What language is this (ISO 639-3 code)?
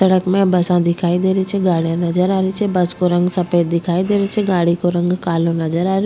raj